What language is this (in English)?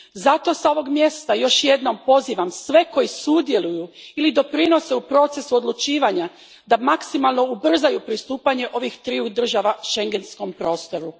Croatian